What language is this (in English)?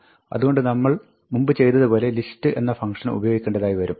Malayalam